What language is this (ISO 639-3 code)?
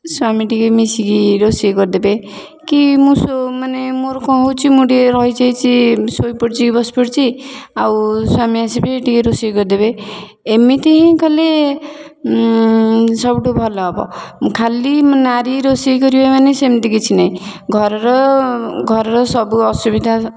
ori